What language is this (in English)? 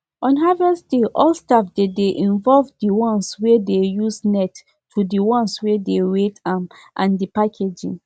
Nigerian Pidgin